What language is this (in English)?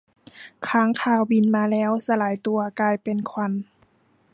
Thai